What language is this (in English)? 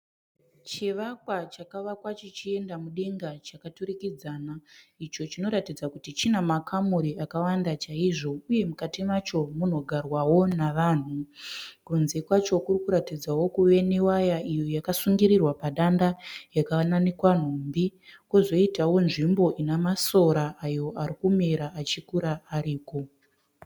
Shona